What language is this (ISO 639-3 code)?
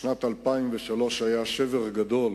heb